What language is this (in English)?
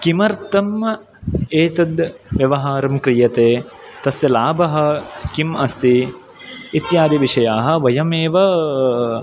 Sanskrit